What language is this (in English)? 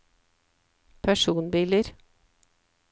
Norwegian